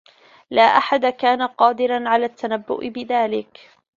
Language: Arabic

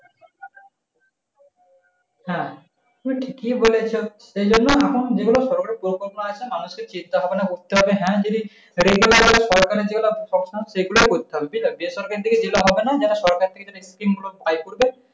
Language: Bangla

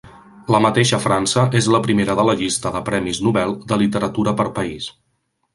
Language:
Catalan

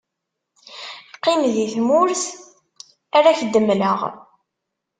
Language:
Kabyle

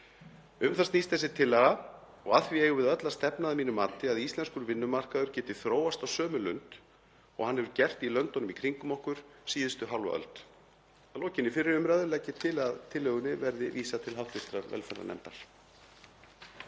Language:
Icelandic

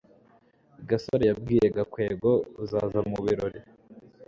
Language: Kinyarwanda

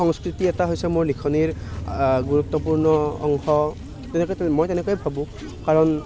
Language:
Assamese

